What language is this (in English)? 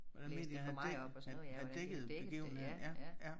Danish